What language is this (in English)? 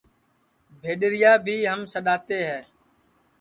Sansi